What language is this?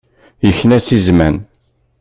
Kabyle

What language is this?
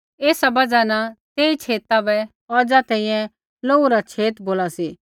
Kullu Pahari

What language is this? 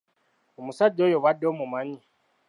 Ganda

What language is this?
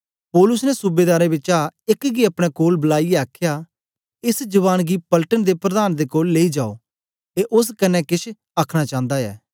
Dogri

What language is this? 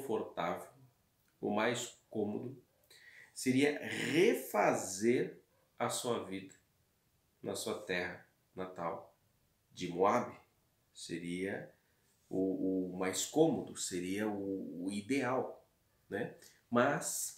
Portuguese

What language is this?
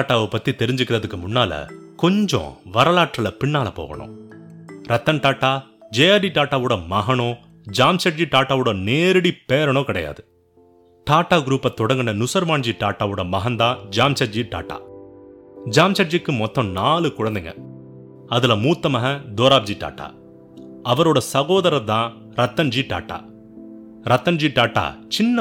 Tamil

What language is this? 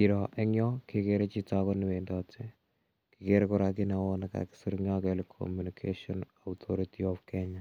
Kalenjin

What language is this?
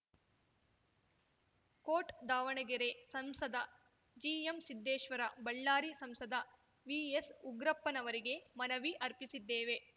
Kannada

